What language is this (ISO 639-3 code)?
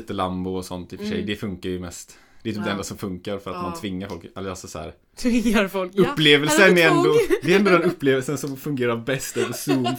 swe